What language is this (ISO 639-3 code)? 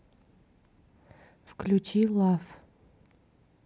rus